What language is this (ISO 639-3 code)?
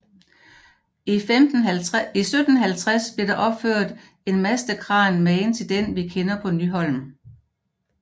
dan